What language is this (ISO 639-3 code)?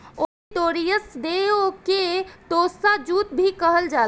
bho